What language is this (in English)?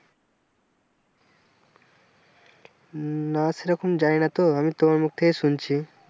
Bangla